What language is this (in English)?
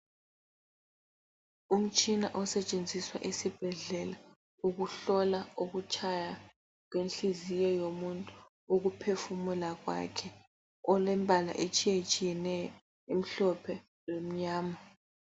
North Ndebele